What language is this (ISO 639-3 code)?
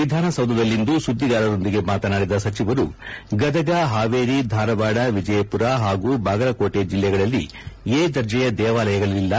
kan